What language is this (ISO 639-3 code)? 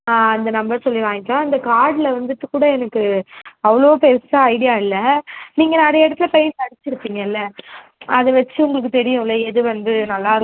tam